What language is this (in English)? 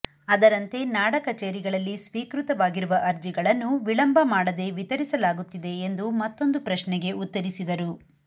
Kannada